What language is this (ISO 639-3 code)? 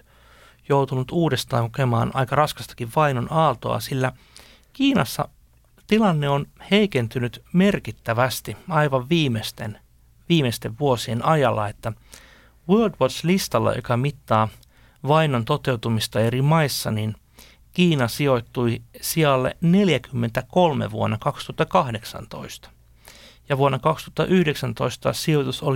fin